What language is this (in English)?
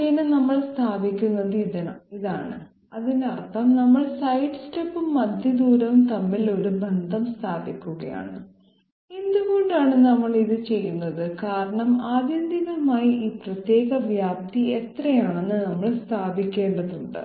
Malayalam